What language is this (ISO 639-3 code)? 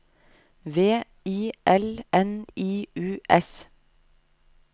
nor